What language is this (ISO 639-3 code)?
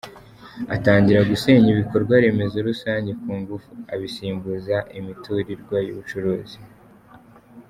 kin